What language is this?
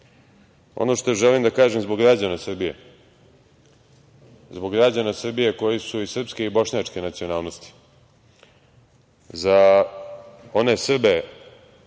Serbian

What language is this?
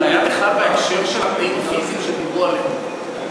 Hebrew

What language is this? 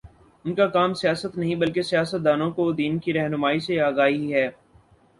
Urdu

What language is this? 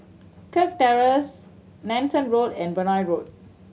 English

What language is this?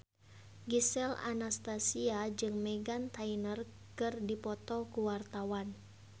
Sundanese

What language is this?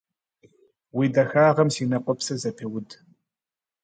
Kabardian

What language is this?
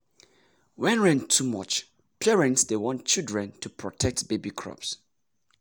Nigerian Pidgin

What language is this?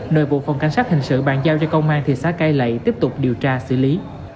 Vietnamese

